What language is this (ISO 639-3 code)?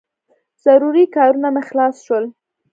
pus